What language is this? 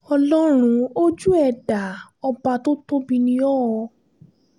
Yoruba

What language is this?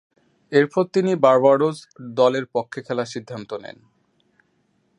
Bangla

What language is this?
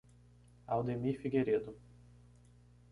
Portuguese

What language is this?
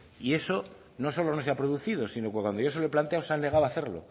Spanish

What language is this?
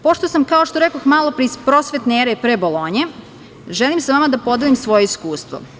Serbian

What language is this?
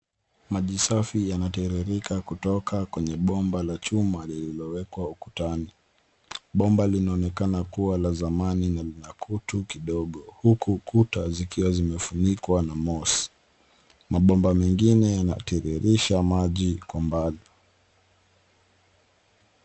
Swahili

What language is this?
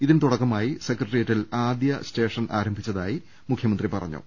Malayalam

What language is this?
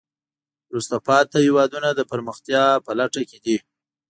Pashto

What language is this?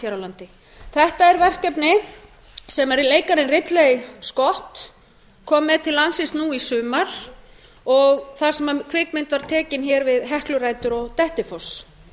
Icelandic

